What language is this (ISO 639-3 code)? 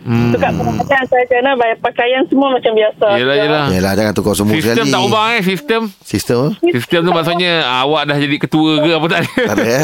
msa